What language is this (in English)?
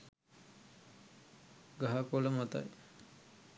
Sinhala